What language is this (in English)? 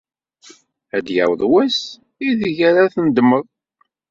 Kabyle